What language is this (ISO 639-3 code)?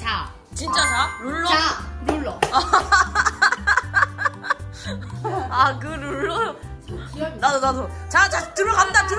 kor